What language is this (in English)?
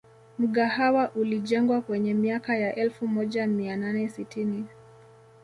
Swahili